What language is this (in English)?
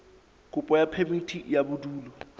Southern Sotho